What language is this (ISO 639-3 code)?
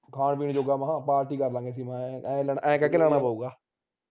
pan